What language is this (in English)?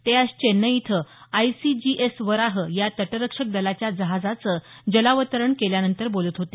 Marathi